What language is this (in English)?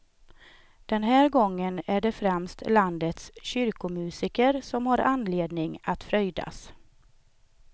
Swedish